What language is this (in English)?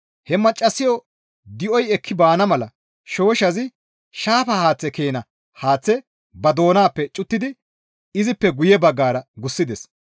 Gamo